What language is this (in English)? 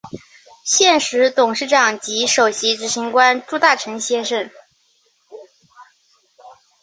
Chinese